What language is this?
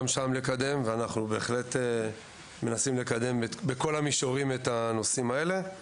Hebrew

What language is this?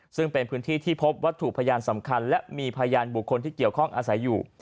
Thai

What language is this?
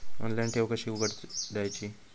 Marathi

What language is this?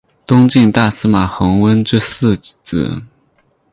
Chinese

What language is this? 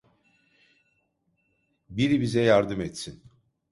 Turkish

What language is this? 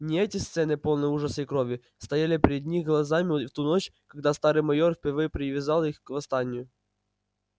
Russian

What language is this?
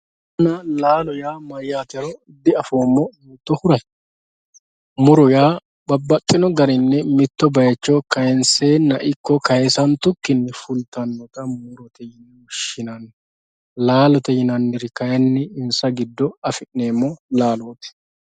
Sidamo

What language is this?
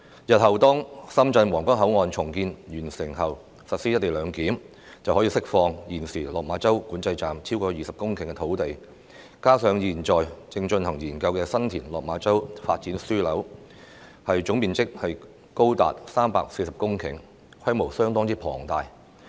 Cantonese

